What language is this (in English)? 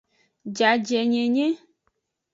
Aja (Benin)